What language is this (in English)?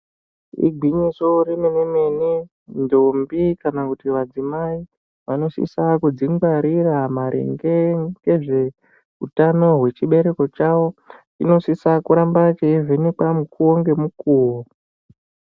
Ndau